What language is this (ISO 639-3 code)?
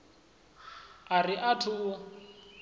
ven